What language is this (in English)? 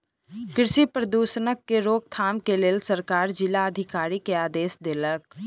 Maithili